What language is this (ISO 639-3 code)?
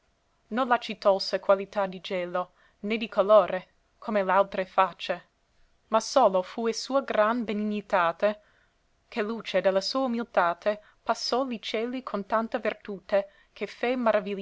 ita